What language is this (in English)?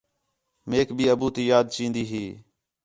Khetrani